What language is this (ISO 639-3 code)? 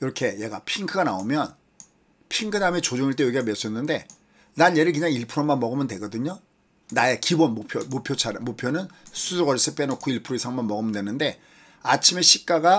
kor